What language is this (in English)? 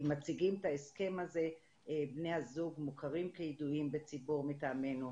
Hebrew